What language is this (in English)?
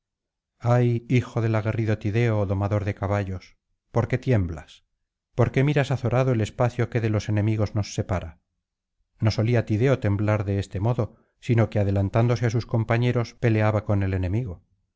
Spanish